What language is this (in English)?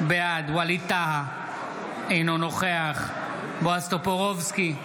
Hebrew